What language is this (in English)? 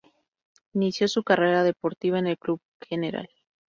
Spanish